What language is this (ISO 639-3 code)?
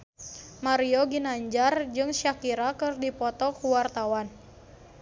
sun